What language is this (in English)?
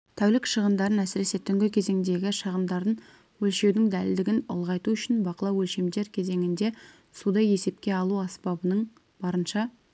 Kazakh